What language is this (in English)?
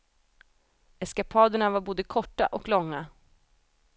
Swedish